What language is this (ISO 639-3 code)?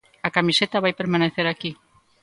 glg